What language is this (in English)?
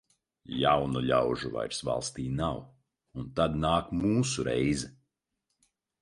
Latvian